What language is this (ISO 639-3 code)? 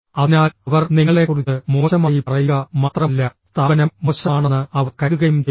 mal